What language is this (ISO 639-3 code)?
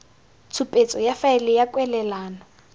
tsn